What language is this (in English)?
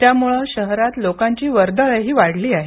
Marathi